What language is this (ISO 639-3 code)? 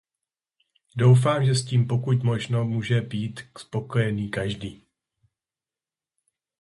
ces